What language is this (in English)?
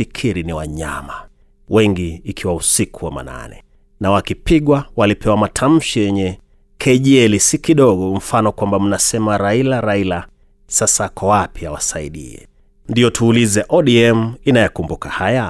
Swahili